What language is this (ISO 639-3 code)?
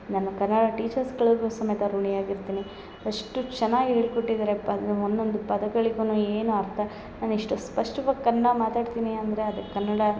kan